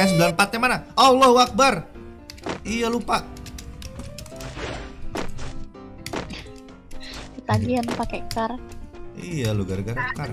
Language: Indonesian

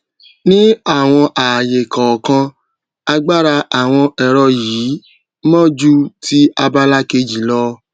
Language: Yoruba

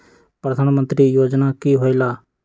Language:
Magahi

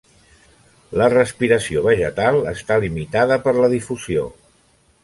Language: Catalan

